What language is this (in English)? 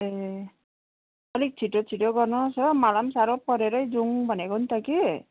Nepali